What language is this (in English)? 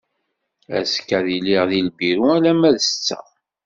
Kabyle